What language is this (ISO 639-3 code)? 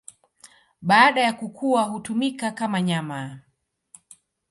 swa